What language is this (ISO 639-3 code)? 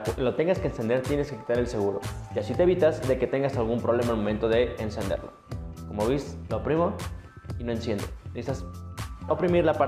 spa